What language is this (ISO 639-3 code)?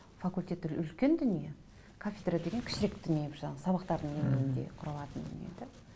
kaz